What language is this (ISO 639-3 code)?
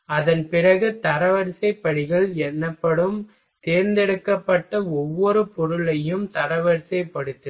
tam